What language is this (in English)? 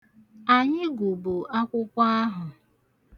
Igbo